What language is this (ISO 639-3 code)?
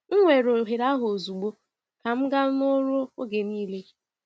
ibo